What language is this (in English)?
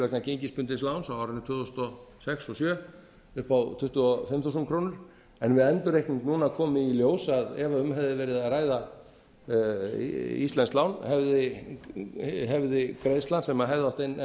Icelandic